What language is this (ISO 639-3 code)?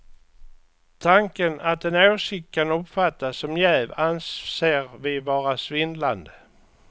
swe